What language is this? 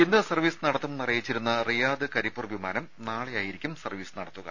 Malayalam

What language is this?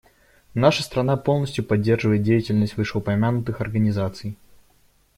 Russian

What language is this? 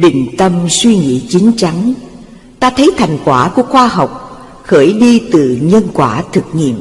Vietnamese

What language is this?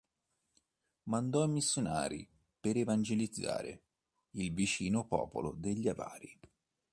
Italian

